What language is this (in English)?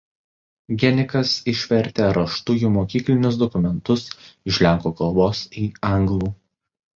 Lithuanian